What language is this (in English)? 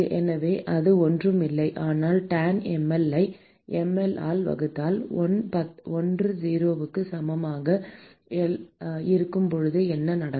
Tamil